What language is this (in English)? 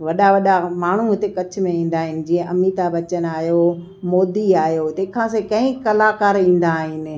Sindhi